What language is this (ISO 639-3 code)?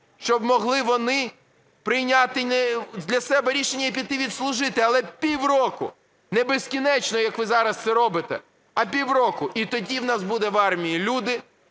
ukr